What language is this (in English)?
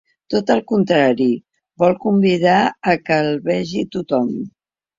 Catalan